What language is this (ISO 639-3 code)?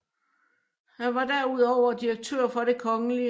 dan